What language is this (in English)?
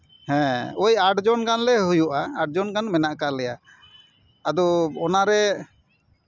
Santali